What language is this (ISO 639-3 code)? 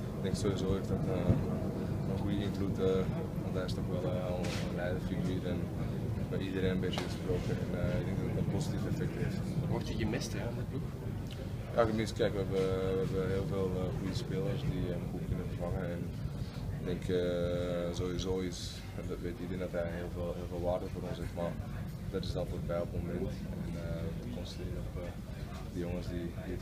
nld